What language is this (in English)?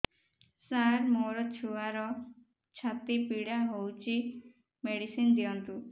Odia